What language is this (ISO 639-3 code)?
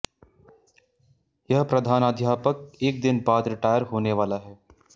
hin